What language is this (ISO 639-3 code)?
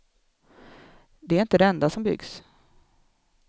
swe